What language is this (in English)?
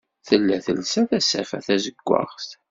Kabyle